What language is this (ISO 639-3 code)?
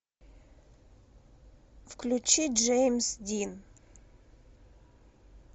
rus